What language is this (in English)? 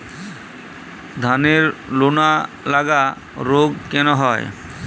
Bangla